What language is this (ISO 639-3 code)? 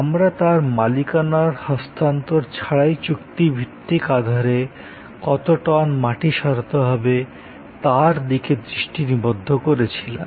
ben